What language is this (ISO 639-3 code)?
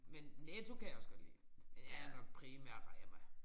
dan